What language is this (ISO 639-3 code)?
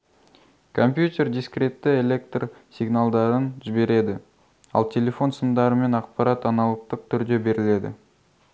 kaz